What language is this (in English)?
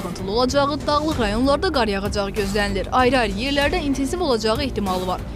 Turkish